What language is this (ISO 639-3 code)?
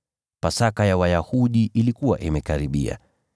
swa